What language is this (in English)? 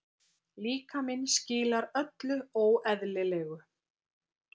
Icelandic